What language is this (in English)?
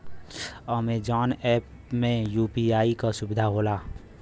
Bhojpuri